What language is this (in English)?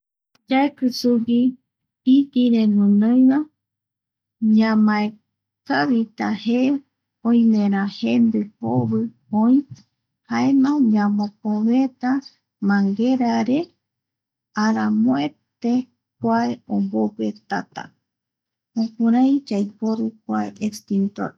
Eastern Bolivian Guaraní